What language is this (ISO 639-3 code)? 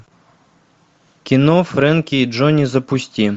rus